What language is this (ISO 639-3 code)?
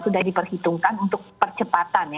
ind